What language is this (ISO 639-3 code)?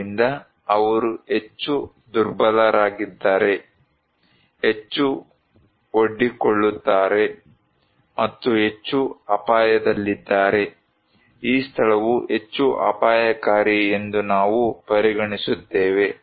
kan